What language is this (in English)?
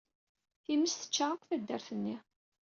Kabyle